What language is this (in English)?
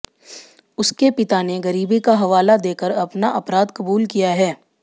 Hindi